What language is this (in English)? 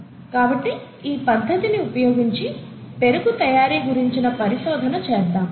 Telugu